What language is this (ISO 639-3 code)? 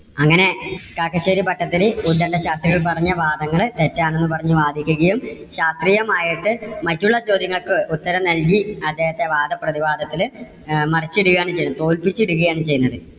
mal